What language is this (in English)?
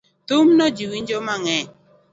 Luo (Kenya and Tanzania)